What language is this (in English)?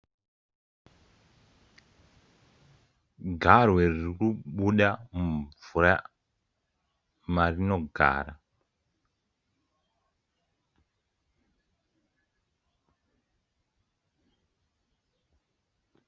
Shona